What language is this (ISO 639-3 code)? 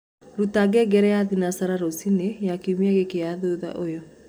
kik